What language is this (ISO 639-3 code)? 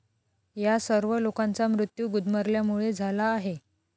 mar